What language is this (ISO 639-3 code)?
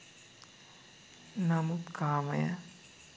sin